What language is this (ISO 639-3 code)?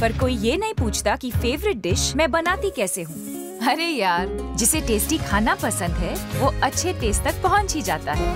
hin